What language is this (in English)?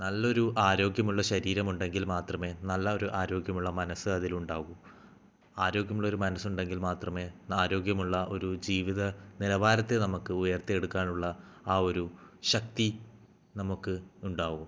Malayalam